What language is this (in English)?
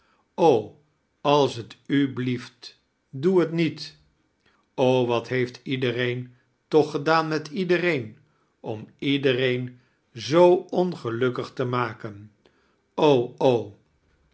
Dutch